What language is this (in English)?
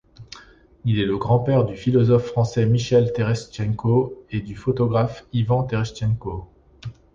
French